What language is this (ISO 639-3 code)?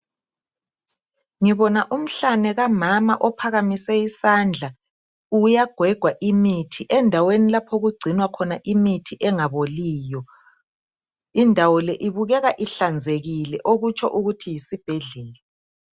nde